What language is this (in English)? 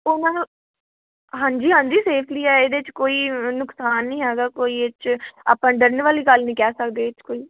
Punjabi